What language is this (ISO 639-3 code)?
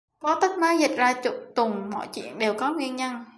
vie